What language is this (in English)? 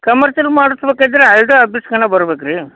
Kannada